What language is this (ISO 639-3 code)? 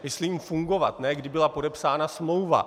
ces